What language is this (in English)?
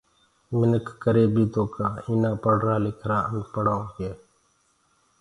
Gurgula